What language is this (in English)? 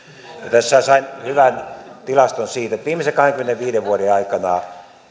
Finnish